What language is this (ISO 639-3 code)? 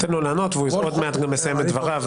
heb